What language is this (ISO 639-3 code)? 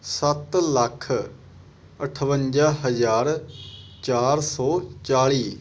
pan